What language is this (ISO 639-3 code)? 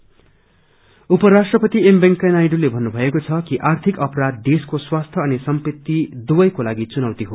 nep